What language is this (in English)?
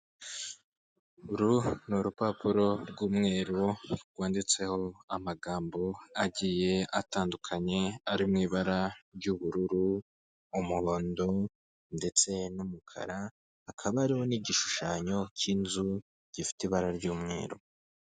Kinyarwanda